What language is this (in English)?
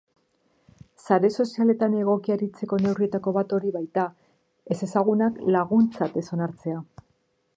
Basque